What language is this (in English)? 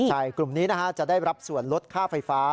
Thai